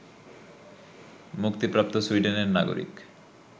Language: Bangla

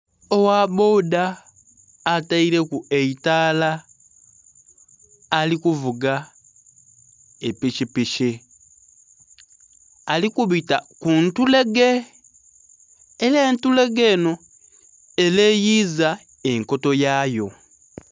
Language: Soga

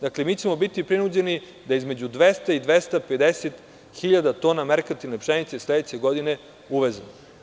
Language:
Serbian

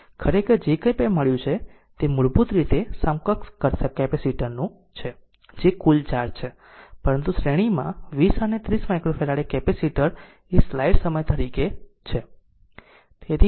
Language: Gujarati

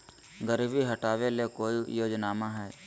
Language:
Magahi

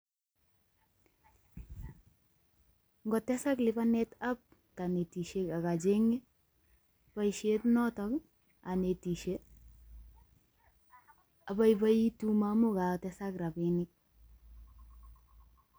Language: Kalenjin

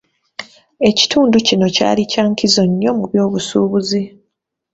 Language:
Ganda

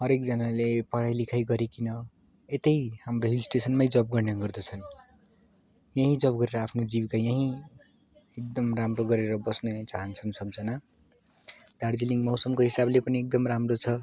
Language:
Nepali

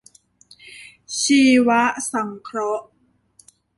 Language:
Thai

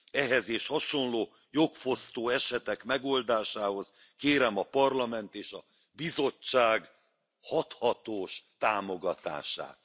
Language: Hungarian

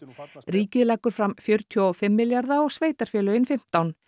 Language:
Icelandic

